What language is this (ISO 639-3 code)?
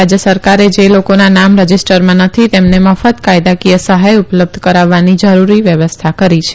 guj